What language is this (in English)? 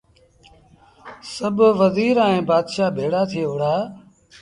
Sindhi Bhil